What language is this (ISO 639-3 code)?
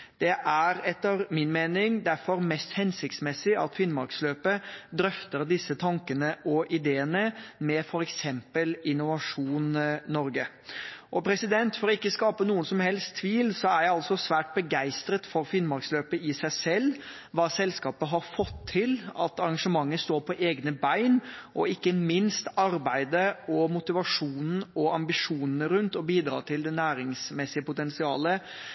nob